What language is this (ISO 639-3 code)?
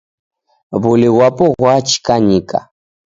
dav